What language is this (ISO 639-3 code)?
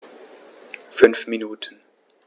deu